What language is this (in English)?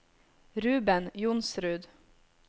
Norwegian